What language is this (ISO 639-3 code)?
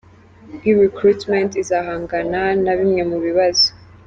kin